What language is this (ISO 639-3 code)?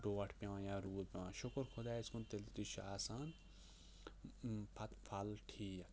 kas